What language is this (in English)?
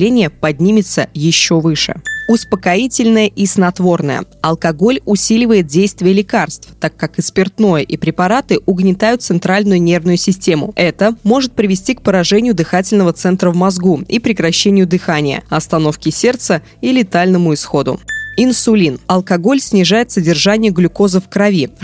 Russian